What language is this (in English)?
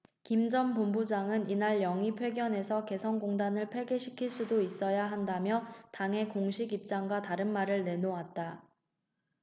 Korean